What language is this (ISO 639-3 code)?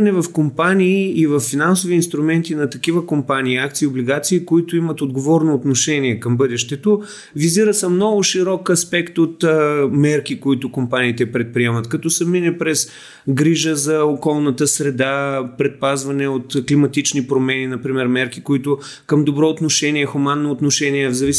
bul